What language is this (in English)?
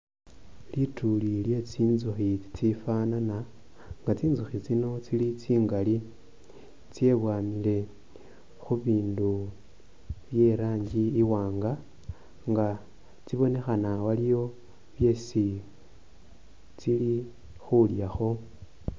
Masaaba